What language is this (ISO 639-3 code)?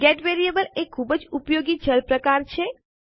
guj